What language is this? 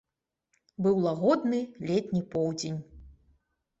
Belarusian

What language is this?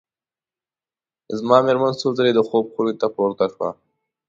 Pashto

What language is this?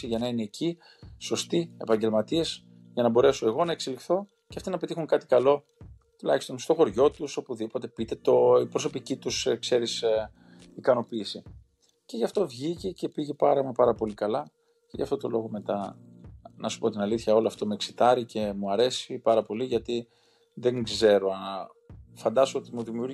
Greek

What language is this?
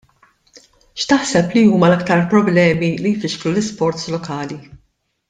Maltese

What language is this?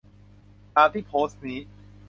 Thai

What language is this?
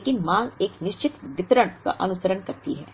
Hindi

